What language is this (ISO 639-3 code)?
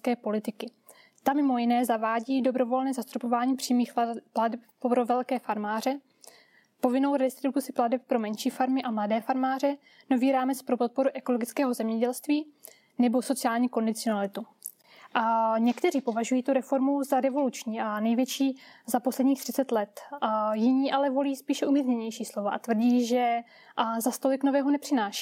ces